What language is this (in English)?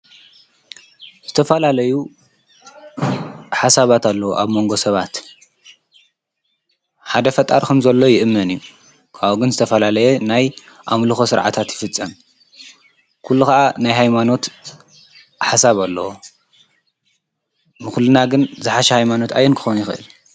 Tigrinya